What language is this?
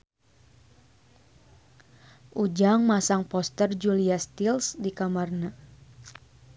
Sundanese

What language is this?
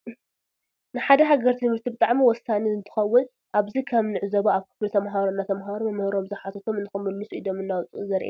Tigrinya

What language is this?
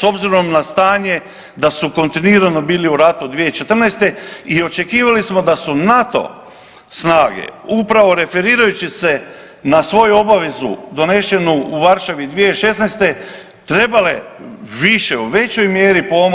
Croatian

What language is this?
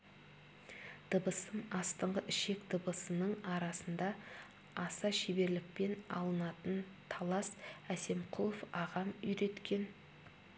Kazakh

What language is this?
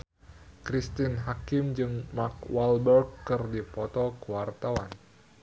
Sundanese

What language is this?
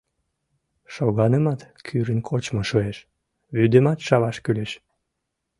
Mari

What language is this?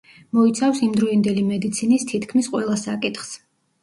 Georgian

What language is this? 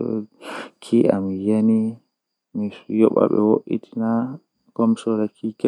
Western Niger Fulfulde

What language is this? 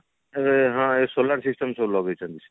Odia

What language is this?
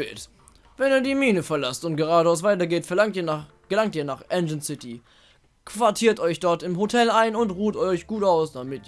German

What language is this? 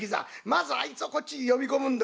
Japanese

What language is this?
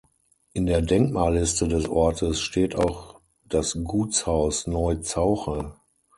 German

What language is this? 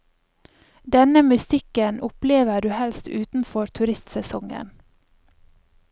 Norwegian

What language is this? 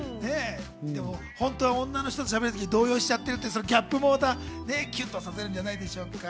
Japanese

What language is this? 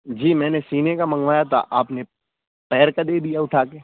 Urdu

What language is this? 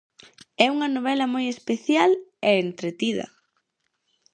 Galician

